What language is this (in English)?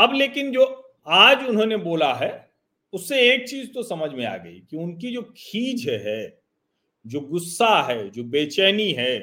Hindi